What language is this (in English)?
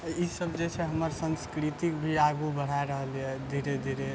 Maithili